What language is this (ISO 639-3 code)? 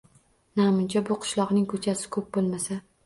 uzb